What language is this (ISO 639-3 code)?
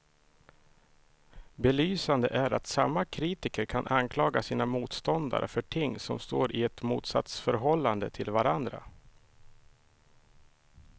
swe